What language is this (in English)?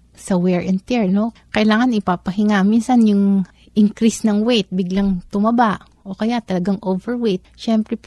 Filipino